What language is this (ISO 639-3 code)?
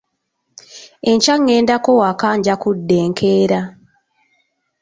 lug